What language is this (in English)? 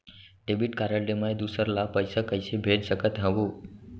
Chhattisgarhi